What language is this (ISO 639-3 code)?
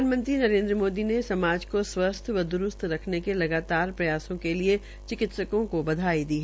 hin